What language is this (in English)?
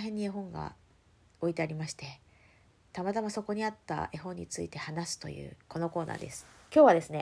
Japanese